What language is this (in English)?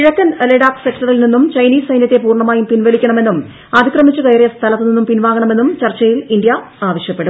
Malayalam